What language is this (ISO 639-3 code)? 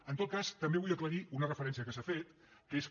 cat